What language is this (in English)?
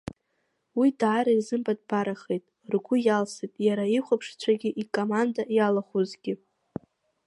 Abkhazian